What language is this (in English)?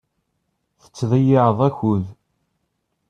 Kabyle